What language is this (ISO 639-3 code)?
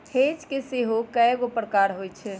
mag